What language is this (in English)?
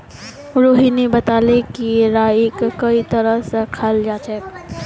Magahi